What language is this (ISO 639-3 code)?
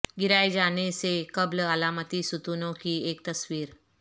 urd